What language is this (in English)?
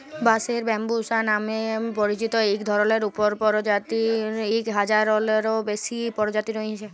Bangla